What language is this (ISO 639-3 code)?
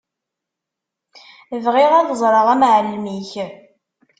kab